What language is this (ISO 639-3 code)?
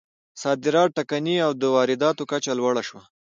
pus